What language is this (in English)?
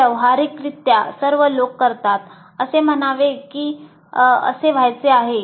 Marathi